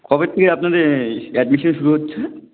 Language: Bangla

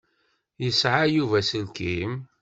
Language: Kabyle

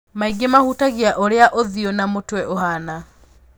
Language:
Kikuyu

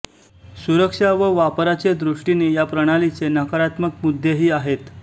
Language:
Marathi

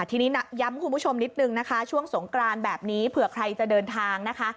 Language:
Thai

